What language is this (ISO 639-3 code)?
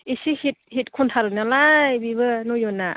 brx